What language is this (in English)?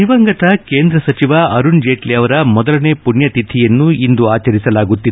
Kannada